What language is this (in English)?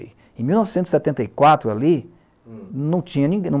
Portuguese